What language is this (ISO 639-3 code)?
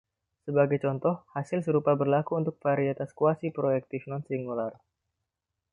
ind